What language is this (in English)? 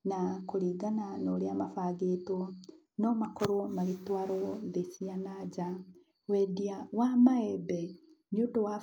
Kikuyu